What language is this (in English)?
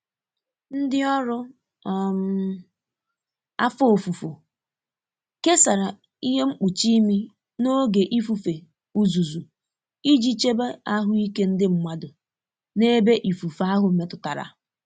Igbo